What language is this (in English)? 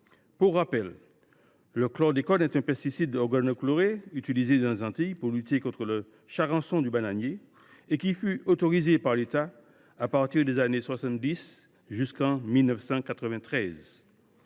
French